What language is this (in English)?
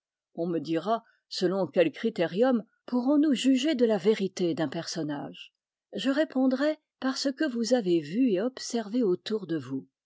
French